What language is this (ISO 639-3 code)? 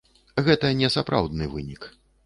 bel